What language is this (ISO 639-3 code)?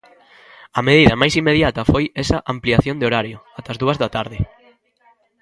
glg